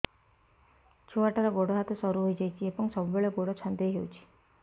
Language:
Odia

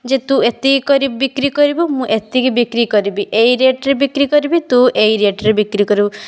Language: Odia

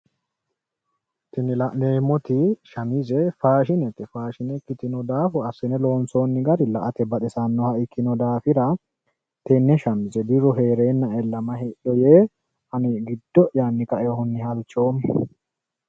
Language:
Sidamo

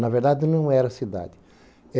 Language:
Portuguese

